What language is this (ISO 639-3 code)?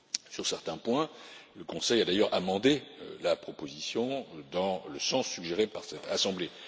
fra